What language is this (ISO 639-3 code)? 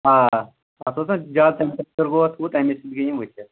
kas